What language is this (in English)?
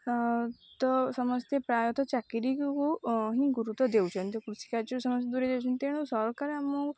Odia